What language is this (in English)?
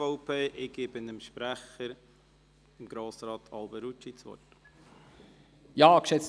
Swiss German